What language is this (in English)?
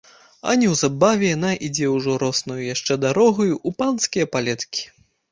Belarusian